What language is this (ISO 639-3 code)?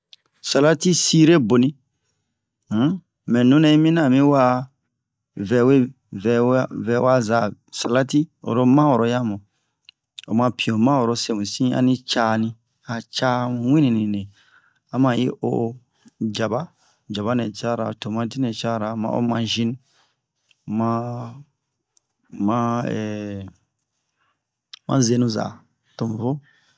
bmq